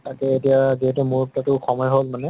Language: Assamese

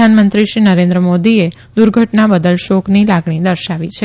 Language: Gujarati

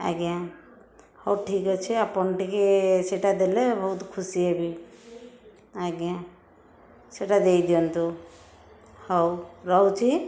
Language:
Odia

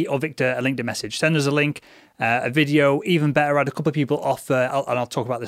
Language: English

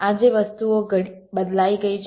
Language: Gujarati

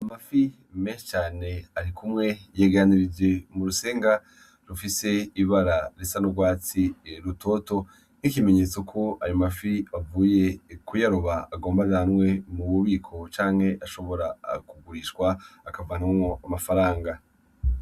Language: Rundi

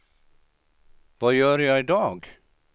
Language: Swedish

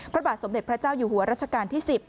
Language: Thai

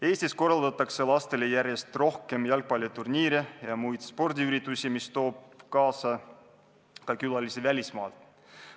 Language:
Estonian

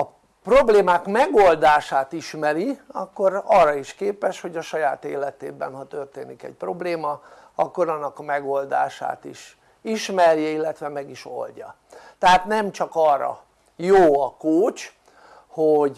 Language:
Hungarian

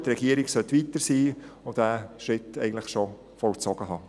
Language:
Swiss German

